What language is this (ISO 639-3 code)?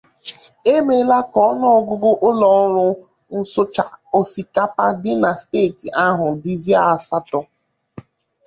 ibo